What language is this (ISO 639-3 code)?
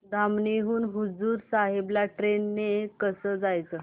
mar